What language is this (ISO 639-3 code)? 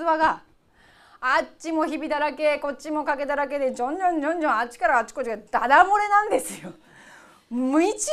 jpn